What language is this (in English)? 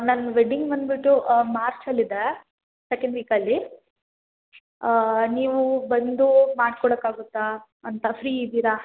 Kannada